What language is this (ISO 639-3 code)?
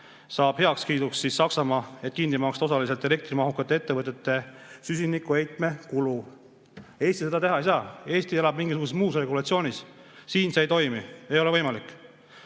est